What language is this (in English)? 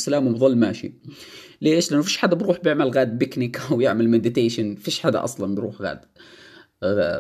Arabic